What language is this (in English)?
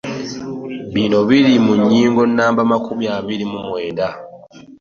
Ganda